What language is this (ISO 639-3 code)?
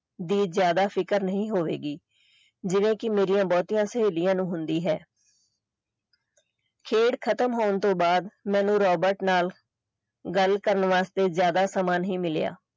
pan